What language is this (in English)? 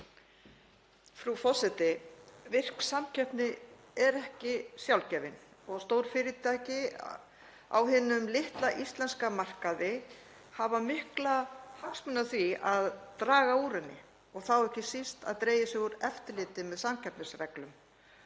Icelandic